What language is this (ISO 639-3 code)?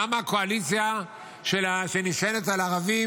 heb